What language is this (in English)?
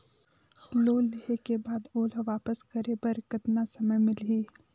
Chhattisgarhi